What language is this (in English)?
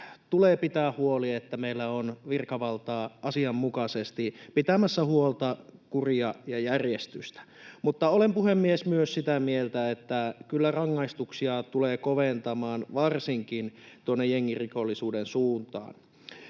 Finnish